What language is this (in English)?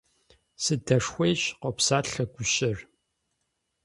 Kabardian